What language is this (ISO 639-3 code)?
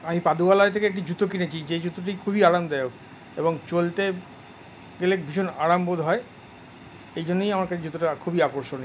ben